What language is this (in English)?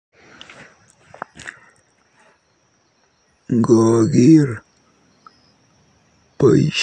Kalenjin